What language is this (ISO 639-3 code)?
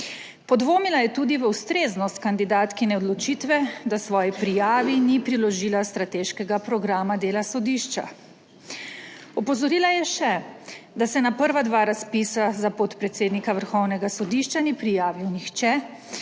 slv